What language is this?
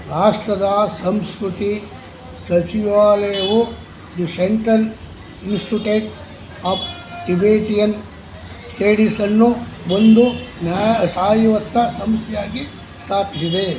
Kannada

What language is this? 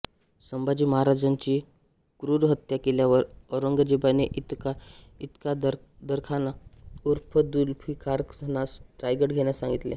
Marathi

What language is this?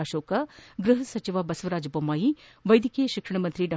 Kannada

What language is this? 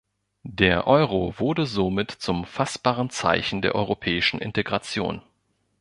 German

